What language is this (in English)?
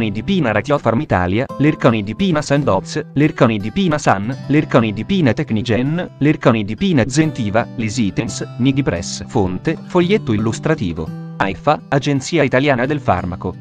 Italian